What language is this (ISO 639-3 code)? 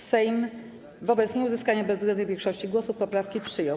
pol